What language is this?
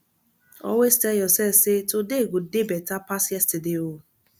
Nigerian Pidgin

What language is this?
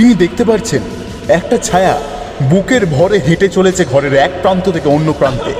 Bangla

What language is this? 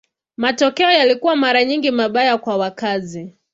Swahili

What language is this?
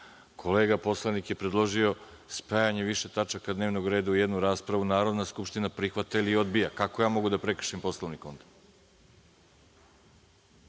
Serbian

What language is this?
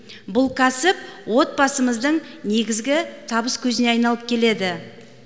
Kazakh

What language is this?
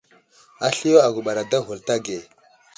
Wuzlam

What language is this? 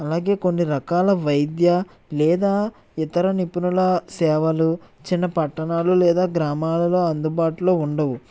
Telugu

